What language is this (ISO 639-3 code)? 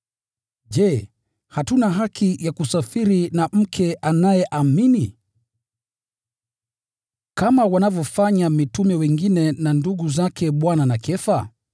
swa